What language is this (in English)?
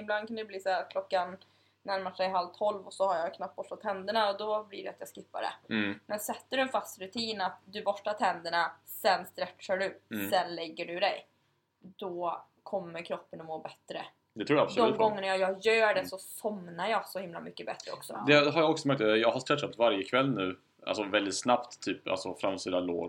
Swedish